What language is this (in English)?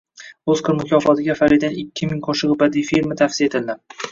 Uzbek